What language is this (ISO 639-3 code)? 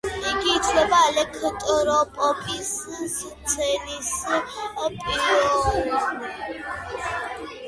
kat